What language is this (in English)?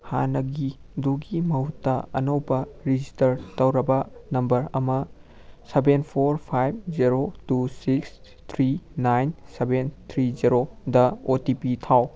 Manipuri